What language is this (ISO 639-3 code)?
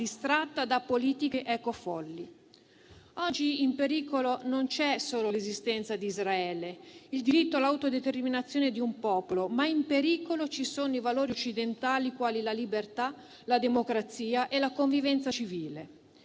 ita